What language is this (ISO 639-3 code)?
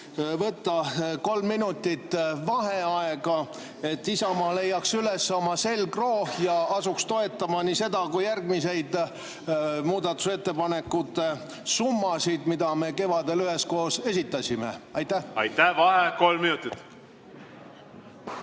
est